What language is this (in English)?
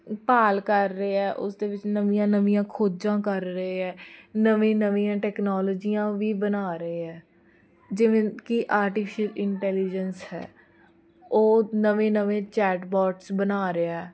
Punjabi